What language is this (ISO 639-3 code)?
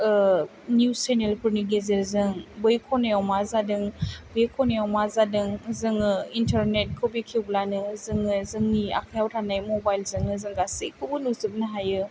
brx